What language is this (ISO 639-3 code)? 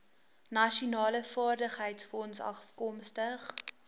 afr